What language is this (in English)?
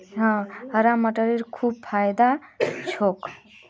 Magahi